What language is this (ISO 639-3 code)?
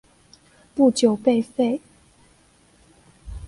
zho